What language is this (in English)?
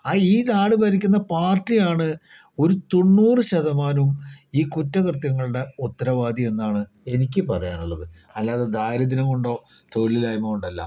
Malayalam